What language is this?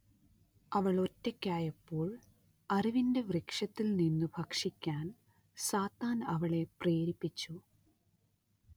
Malayalam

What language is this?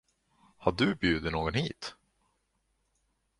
Swedish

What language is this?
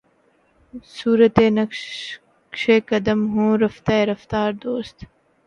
Urdu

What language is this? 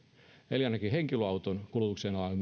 Finnish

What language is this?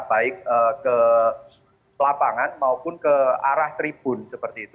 Indonesian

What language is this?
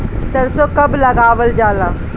Bhojpuri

